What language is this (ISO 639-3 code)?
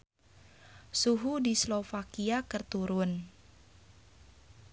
sun